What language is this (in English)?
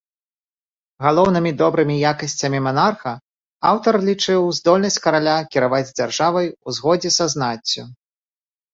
Belarusian